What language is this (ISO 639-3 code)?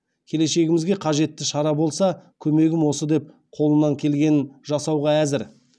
kaz